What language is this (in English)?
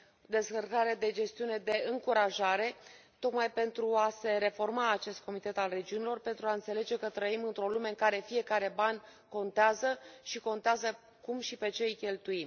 Romanian